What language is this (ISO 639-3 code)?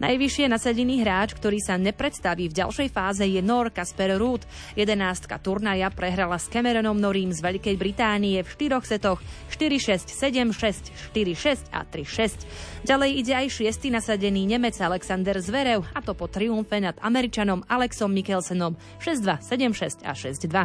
slk